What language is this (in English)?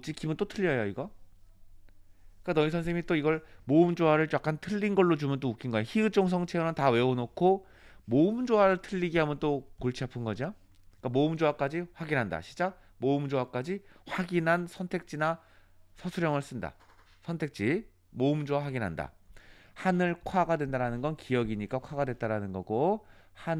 Korean